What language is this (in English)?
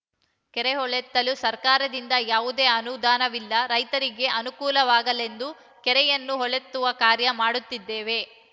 Kannada